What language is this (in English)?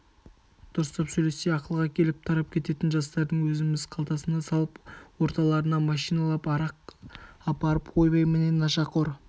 Kazakh